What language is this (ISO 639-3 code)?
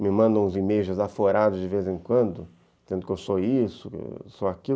por